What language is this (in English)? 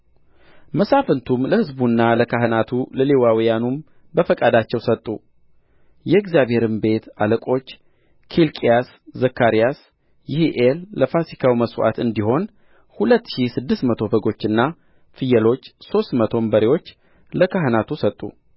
Amharic